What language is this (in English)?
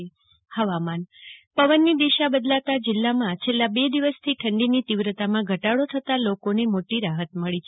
Gujarati